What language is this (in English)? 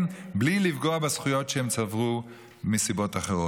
Hebrew